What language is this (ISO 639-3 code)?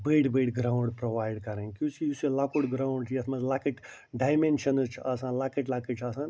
kas